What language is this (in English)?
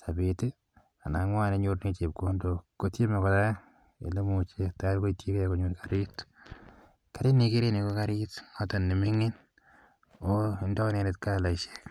Kalenjin